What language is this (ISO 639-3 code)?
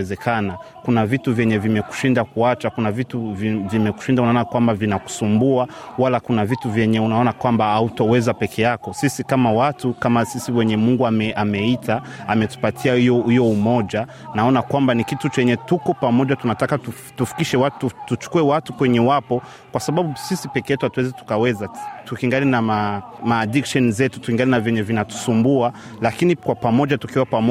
swa